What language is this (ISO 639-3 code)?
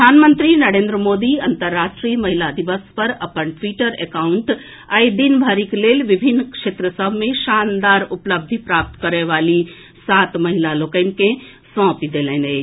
mai